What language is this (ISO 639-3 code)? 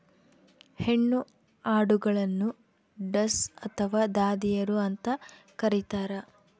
kan